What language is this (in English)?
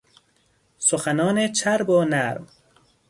Persian